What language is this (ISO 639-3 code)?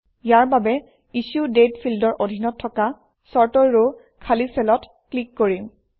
asm